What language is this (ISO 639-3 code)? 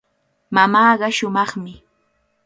qvl